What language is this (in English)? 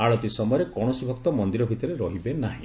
Odia